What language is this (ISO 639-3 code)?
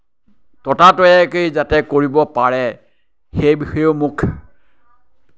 asm